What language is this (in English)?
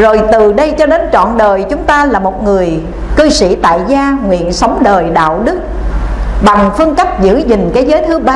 Vietnamese